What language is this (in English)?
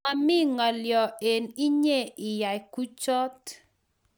Kalenjin